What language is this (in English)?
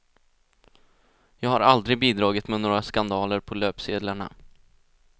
Swedish